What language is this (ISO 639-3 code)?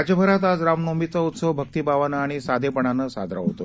mar